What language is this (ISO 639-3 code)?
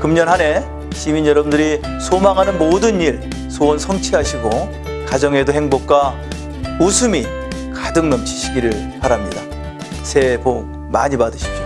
kor